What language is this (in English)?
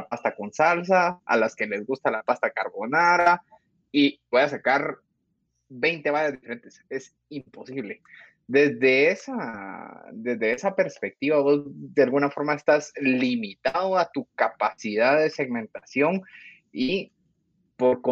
Spanish